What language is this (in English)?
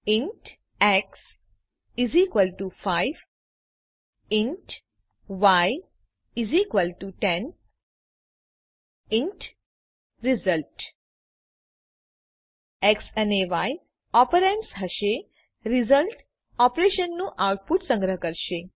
Gujarati